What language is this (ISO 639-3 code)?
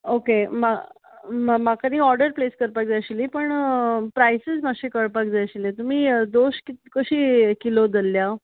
kok